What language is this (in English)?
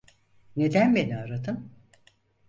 Turkish